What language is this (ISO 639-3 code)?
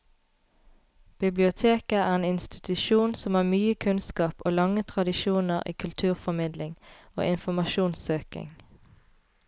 nor